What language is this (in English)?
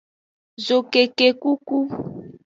Aja (Benin)